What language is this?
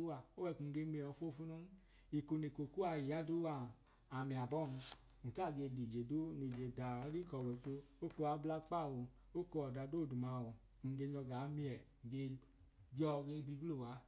Idoma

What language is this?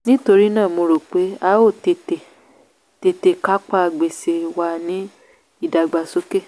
Yoruba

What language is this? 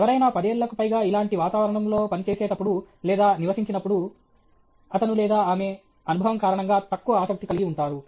Telugu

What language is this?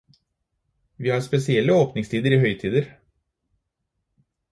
Norwegian Bokmål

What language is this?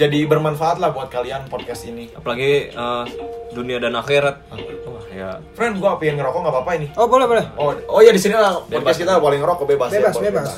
Indonesian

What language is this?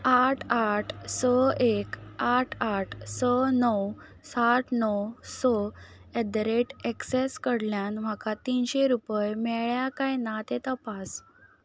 Konkani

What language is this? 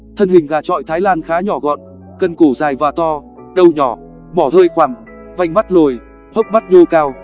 Vietnamese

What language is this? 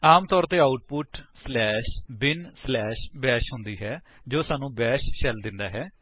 Punjabi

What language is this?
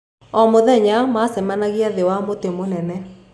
Kikuyu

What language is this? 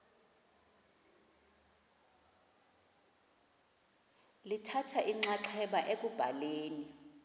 Xhosa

